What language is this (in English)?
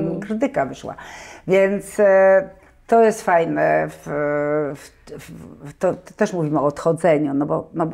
Polish